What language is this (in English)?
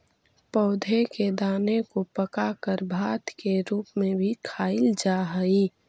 Magahi